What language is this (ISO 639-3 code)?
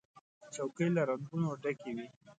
pus